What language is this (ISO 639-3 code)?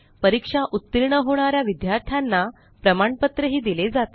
mar